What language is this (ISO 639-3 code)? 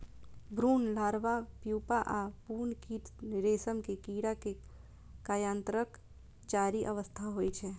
mai